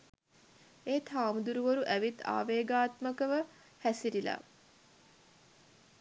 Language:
Sinhala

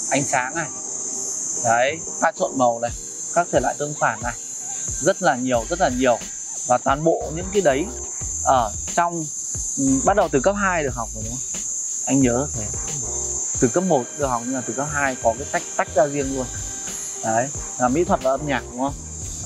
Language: Vietnamese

